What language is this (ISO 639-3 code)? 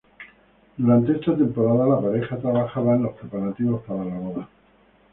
spa